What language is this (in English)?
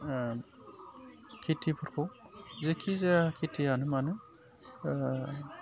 Bodo